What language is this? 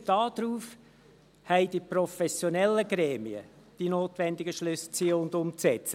Swiss German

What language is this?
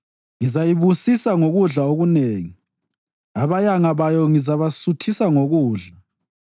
North Ndebele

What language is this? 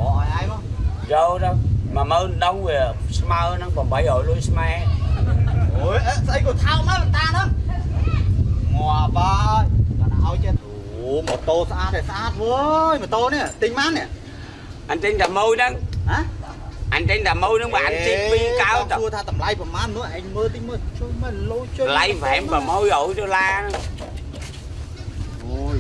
Vietnamese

